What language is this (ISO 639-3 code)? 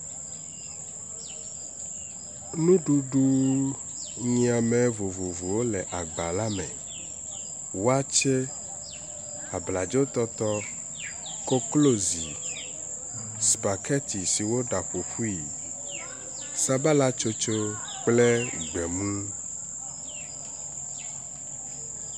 ewe